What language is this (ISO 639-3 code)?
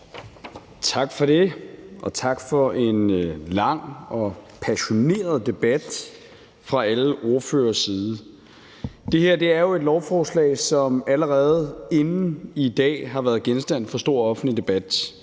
dan